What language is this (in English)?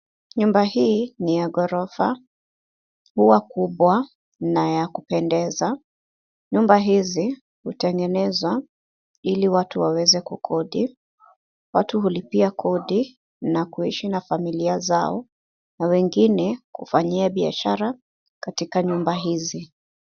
Swahili